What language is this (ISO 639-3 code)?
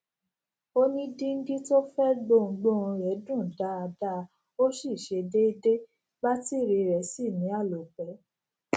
yor